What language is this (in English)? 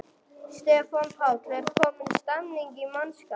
Icelandic